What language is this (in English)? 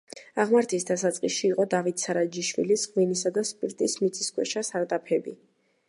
Georgian